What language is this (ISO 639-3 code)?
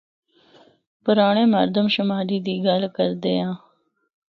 hno